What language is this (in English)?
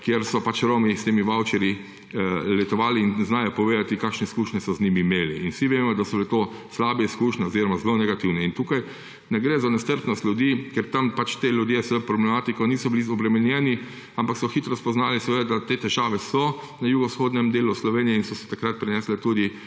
Slovenian